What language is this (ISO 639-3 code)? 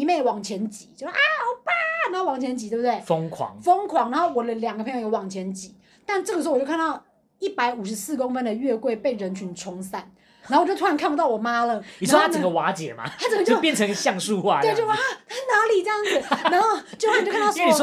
zho